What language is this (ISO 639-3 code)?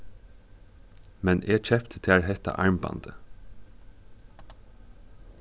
fao